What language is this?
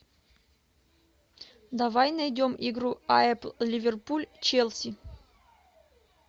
Russian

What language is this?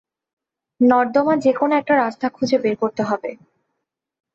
Bangla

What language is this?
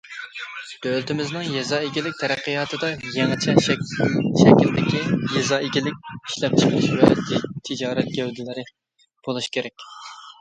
Uyghur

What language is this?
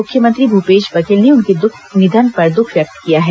Hindi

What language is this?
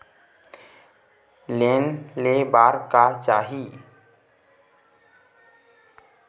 Chhattisgarhi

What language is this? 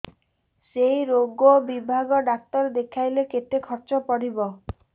Odia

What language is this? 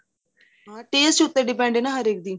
Punjabi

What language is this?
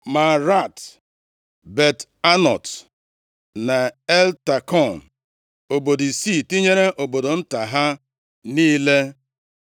Igbo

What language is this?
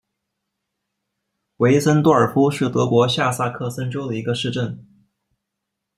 Chinese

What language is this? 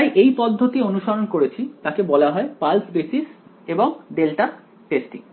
Bangla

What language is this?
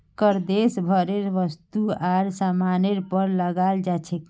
Magahi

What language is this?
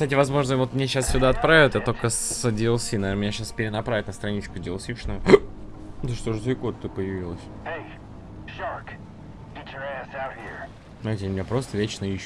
Russian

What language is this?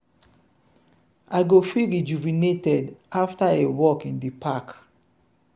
Nigerian Pidgin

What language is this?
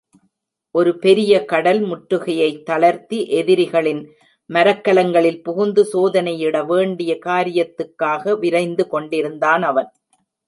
Tamil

